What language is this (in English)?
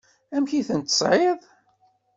Kabyle